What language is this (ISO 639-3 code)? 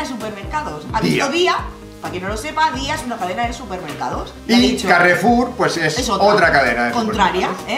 spa